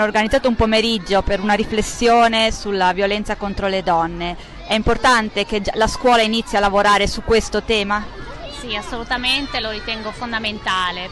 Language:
Italian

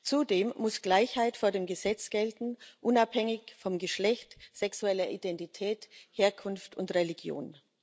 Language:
German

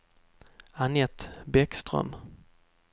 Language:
Swedish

